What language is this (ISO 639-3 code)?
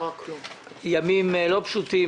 heb